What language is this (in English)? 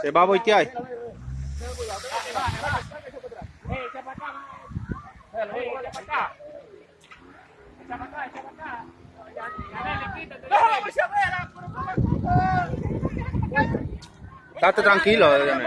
Spanish